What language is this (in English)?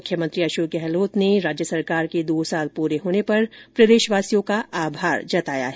Hindi